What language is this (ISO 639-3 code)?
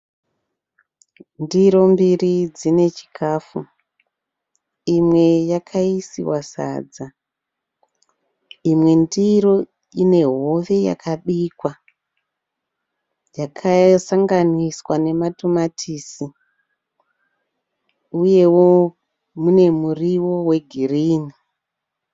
sna